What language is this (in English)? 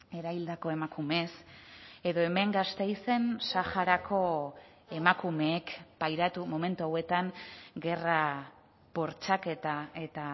Basque